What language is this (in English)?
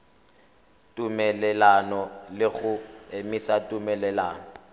Tswana